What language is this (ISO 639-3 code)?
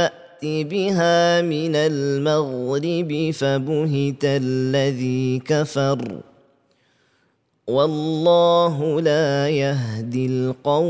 msa